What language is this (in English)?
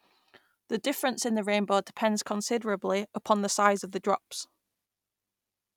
English